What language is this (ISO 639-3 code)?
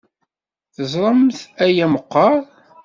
kab